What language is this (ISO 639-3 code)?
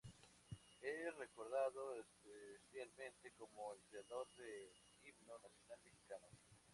spa